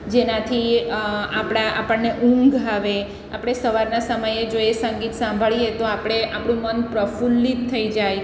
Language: Gujarati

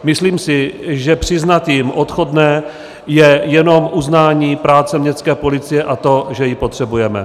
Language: Czech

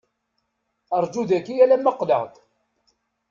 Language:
Kabyle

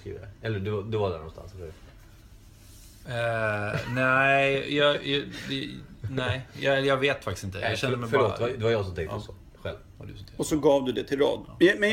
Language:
Swedish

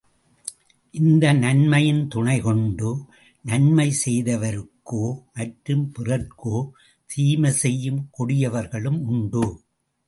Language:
Tamil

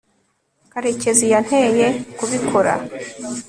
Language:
Kinyarwanda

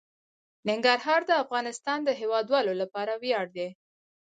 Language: Pashto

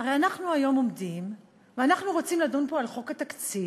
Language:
Hebrew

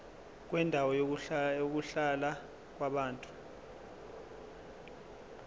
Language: Zulu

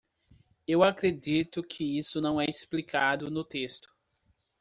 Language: Portuguese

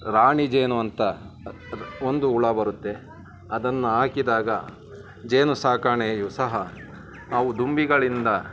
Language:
Kannada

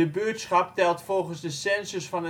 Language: Dutch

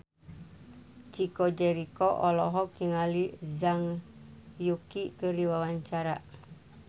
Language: Sundanese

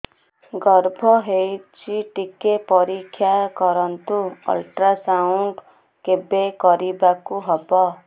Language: Odia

